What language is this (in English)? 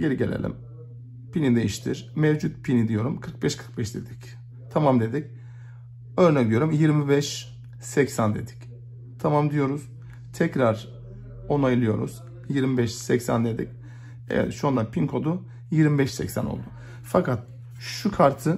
Turkish